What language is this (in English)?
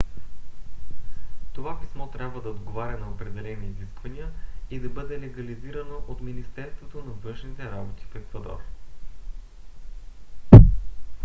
Bulgarian